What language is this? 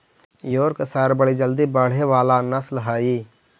Magahi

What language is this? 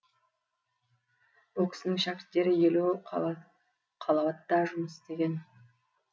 Kazakh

